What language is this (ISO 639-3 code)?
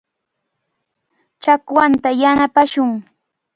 qvl